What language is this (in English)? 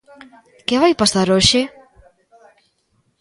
Galician